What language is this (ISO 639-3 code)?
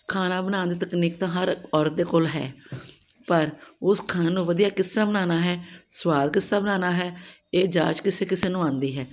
pan